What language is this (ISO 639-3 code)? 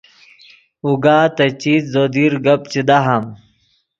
ydg